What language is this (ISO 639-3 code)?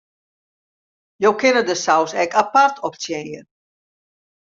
fry